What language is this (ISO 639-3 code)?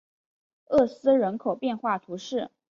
zho